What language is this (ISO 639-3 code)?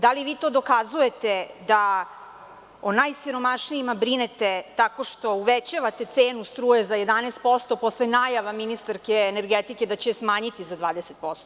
srp